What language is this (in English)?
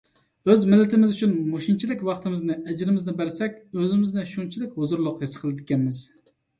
Uyghur